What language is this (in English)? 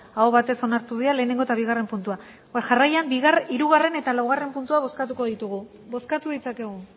Basque